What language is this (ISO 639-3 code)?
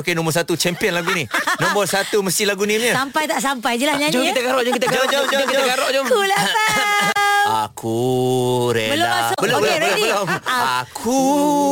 msa